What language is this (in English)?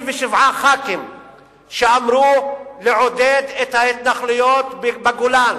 Hebrew